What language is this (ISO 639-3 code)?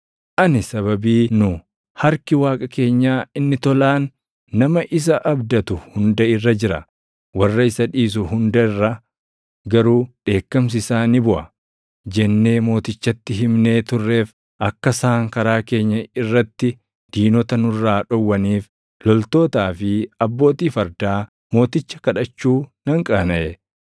orm